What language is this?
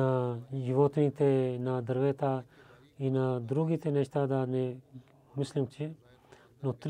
Bulgarian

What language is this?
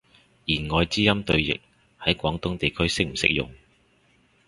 Cantonese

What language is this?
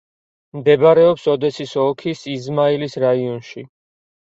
Georgian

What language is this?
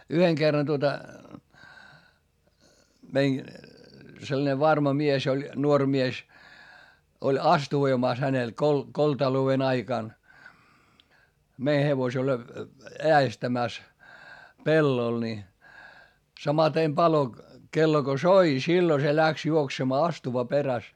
Finnish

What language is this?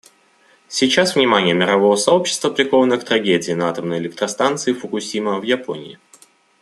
Russian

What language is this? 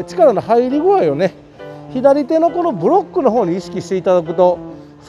Japanese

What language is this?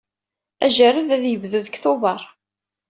Kabyle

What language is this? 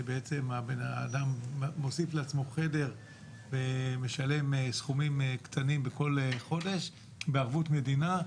Hebrew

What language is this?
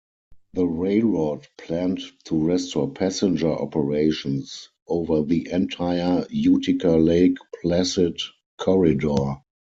English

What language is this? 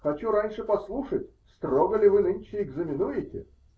Russian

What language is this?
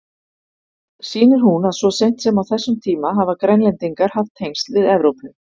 Icelandic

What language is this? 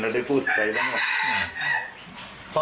Thai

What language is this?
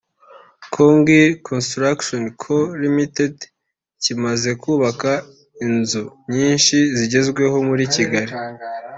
Kinyarwanda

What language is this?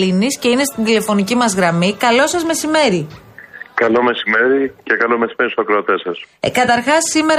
Greek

